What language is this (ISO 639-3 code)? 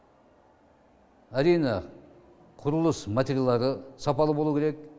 kaz